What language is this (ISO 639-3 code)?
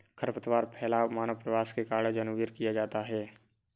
hin